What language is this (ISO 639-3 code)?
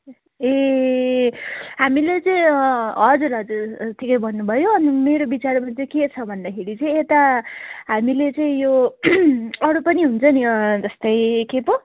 nep